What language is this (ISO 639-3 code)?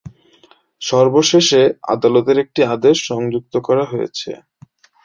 ben